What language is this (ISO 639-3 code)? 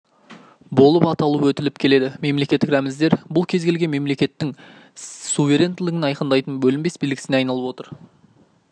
kaz